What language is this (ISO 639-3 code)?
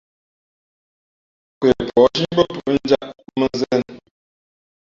fmp